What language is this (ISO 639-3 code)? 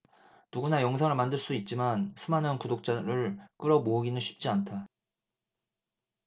kor